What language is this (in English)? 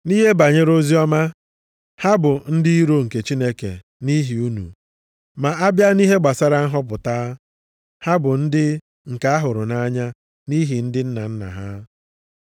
Igbo